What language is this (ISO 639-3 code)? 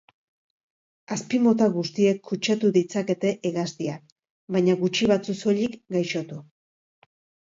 eus